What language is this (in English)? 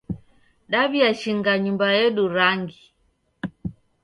Taita